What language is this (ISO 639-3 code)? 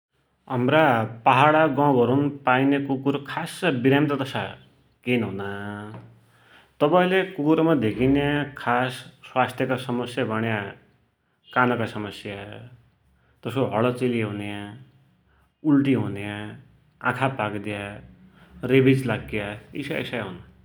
dty